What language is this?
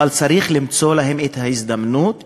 Hebrew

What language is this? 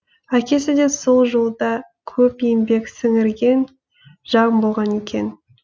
Kazakh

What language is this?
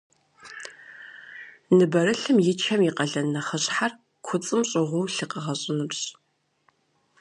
Kabardian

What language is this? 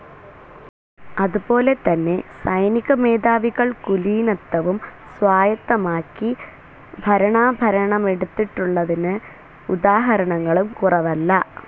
Malayalam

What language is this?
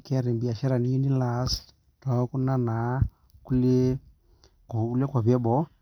Masai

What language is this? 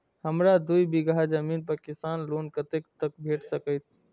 Maithili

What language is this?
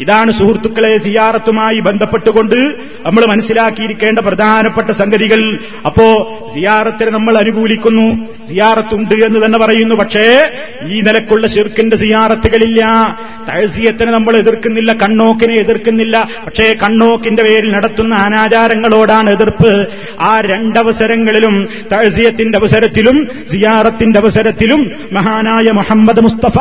Malayalam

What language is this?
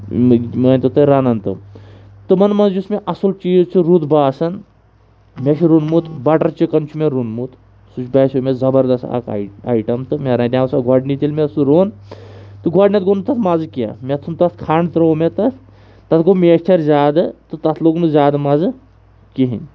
Kashmiri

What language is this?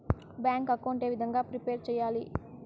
Telugu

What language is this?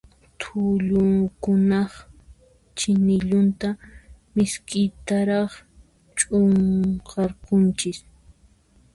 Puno Quechua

